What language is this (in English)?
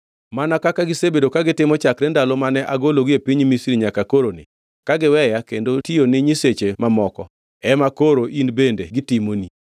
Luo (Kenya and Tanzania)